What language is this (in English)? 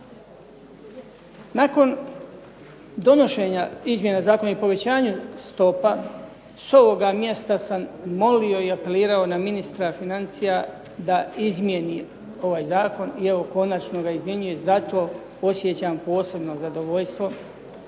Croatian